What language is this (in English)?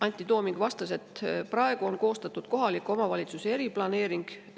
Estonian